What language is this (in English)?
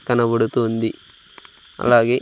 Telugu